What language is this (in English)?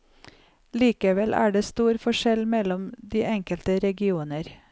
Norwegian